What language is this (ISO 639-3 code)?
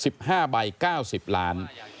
tha